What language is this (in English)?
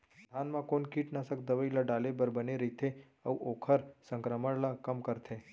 Chhattisgarhi